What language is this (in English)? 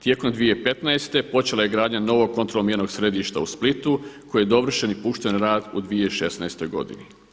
Croatian